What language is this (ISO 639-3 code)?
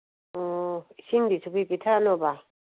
mni